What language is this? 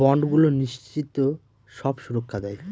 Bangla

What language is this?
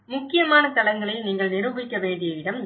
Tamil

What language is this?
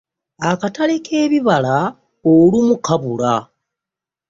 Ganda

